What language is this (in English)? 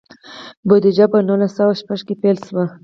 Pashto